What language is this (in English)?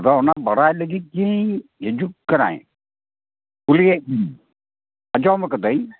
Santali